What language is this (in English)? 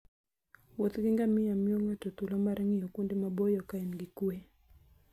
Luo (Kenya and Tanzania)